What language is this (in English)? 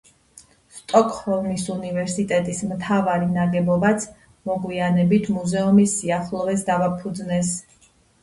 Georgian